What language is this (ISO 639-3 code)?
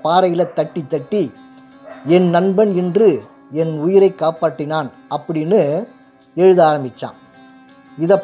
tam